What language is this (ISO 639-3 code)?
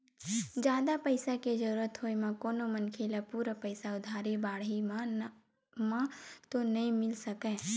hne